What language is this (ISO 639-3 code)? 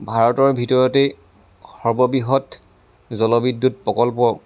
asm